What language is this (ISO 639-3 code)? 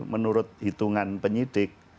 ind